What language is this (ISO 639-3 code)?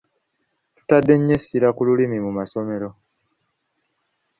lug